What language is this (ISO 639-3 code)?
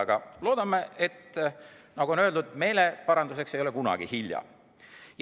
est